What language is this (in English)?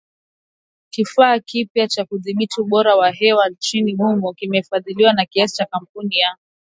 Swahili